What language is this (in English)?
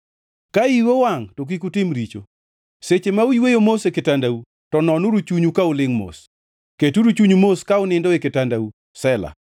Luo (Kenya and Tanzania)